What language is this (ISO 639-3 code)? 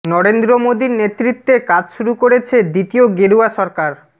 ben